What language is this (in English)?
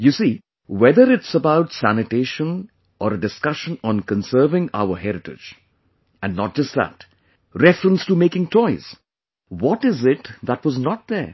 English